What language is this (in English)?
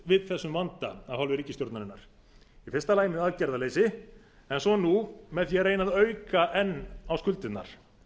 Icelandic